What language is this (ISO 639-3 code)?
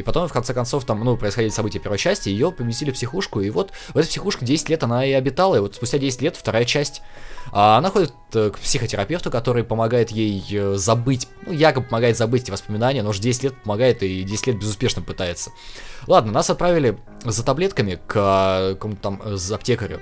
rus